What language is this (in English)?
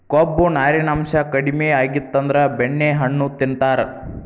Kannada